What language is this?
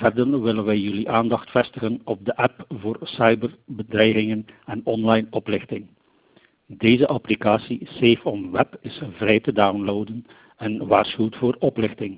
Dutch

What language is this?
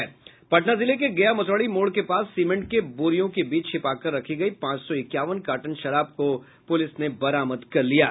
Hindi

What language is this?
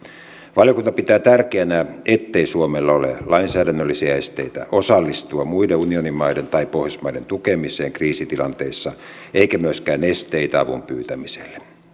Finnish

